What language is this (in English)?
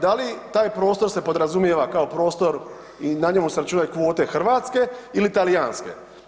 Croatian